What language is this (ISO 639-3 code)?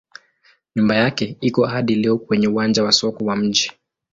swa